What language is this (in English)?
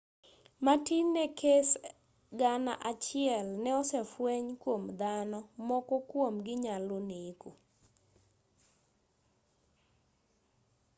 Luo (Kenya and Tanzania)